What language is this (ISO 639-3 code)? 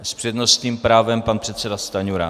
ces